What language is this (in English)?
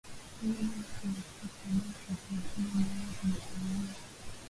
Swahili